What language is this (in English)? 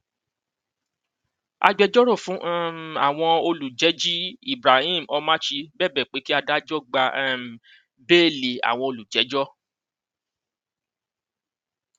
Yoruba